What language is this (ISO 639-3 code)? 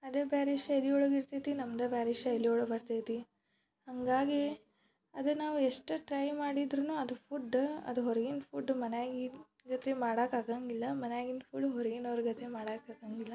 kan